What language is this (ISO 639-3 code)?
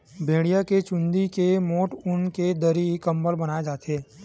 hne